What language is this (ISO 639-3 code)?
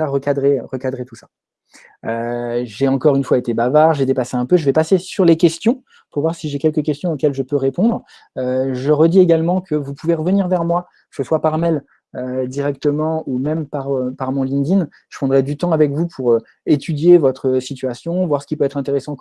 fra